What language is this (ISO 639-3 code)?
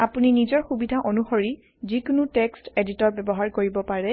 asm